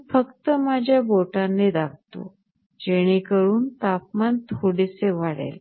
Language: Marathi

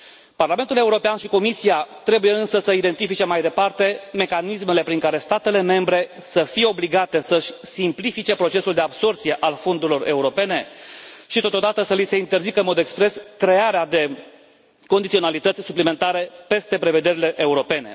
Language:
Romanian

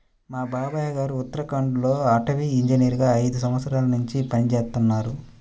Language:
Telugu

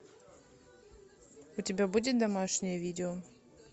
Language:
Russian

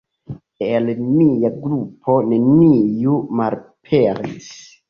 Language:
Esperanto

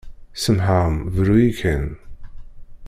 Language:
Kabyle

